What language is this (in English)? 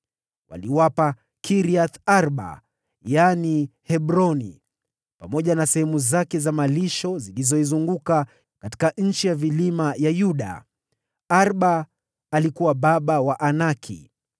Swahili